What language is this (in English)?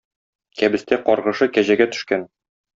Tatar